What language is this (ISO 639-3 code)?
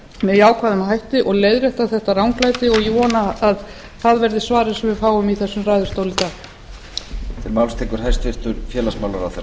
isl